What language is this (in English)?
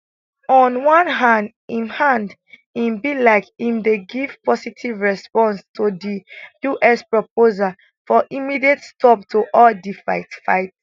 Nigerian Pidgin